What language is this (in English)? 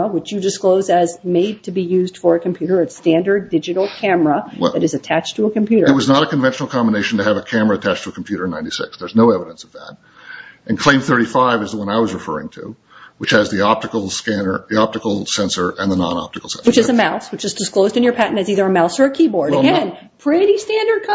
English